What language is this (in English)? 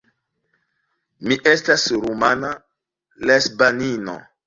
Esperanto